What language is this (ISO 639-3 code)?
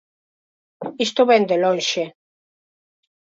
glg